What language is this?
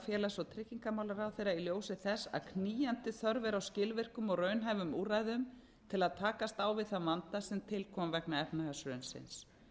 Icelandic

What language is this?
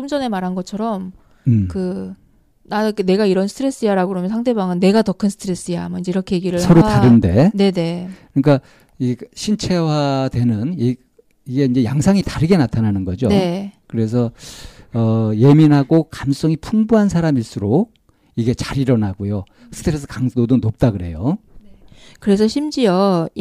Korean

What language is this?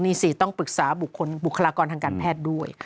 Thai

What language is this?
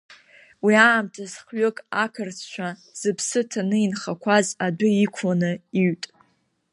Abkhazian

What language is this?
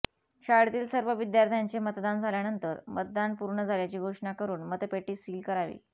Marathi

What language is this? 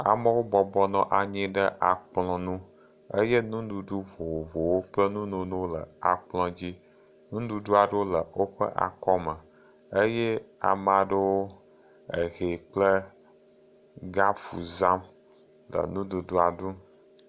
Ewe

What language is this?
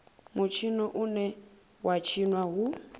Venda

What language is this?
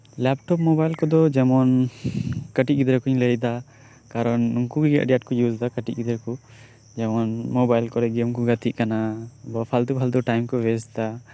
Santali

